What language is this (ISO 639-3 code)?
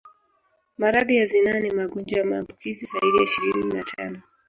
swa